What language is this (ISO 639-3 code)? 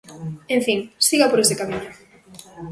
glg